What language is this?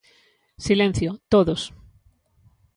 Galician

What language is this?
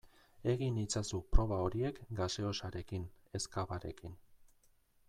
Basque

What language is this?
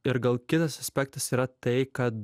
Lithuanian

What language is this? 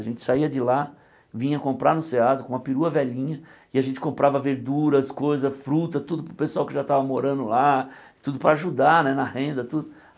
Portuguese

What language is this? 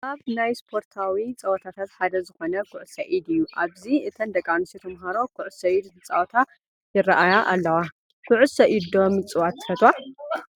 Tigrinya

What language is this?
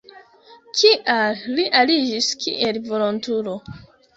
Esperanto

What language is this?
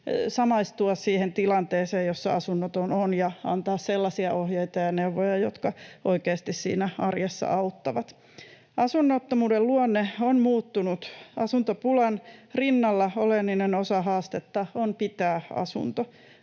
Finnish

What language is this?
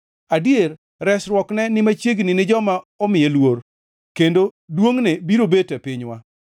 Luo (Kenya and Tanzania)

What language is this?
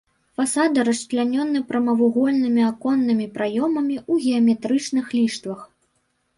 Belarusian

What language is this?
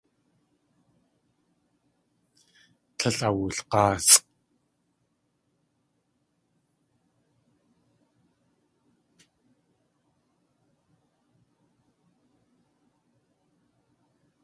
Tlingit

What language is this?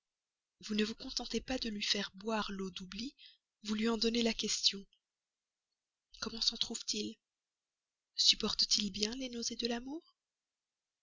French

